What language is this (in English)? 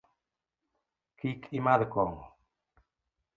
Luo (Kenya and Tanzania)